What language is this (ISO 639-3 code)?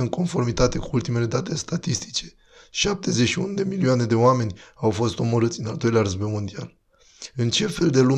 ron